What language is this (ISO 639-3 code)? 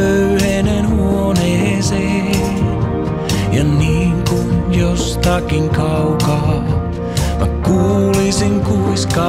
fin